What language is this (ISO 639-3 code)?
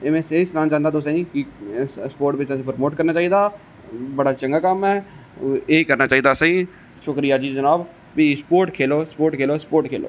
doi